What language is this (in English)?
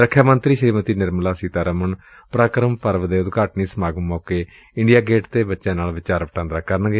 Punjabi